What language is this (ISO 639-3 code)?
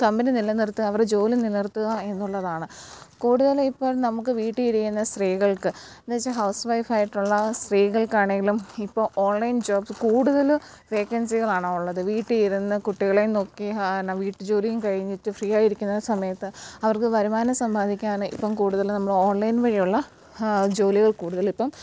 mal